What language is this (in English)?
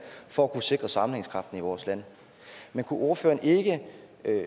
Danish